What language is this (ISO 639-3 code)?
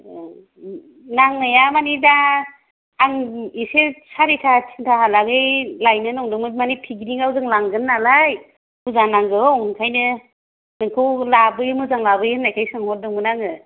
brx